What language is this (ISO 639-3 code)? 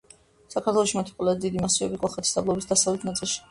kat